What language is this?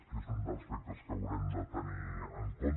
Catalan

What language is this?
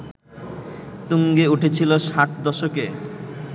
Bangla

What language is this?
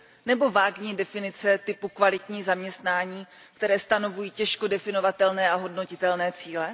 Czech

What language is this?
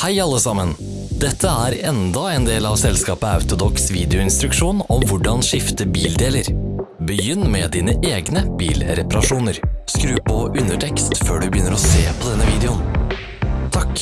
Norwegian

